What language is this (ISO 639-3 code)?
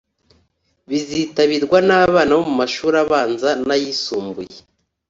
kin